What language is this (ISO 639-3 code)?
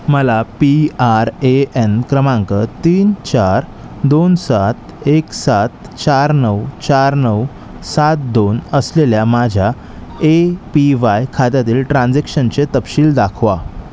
mar